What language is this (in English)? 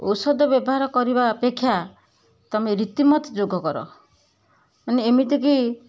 Odia